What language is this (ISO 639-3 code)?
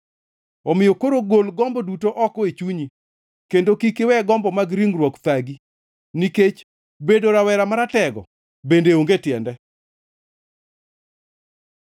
luo